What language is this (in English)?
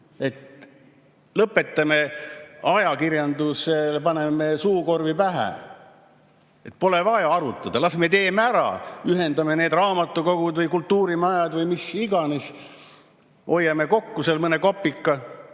Estonian